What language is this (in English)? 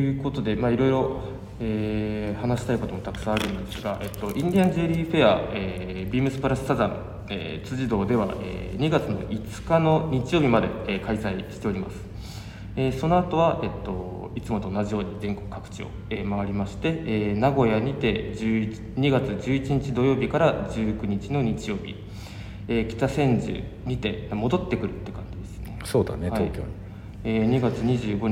Japanese